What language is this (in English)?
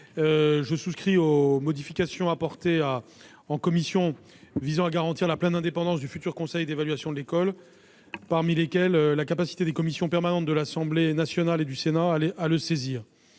French